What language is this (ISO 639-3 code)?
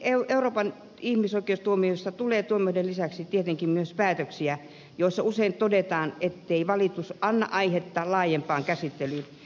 fin